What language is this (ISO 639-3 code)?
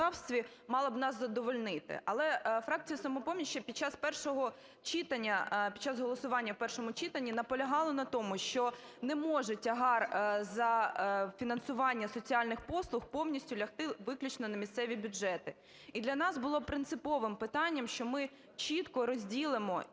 ukr